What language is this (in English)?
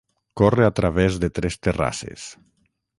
Catalan